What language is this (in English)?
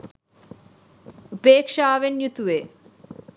Sinhala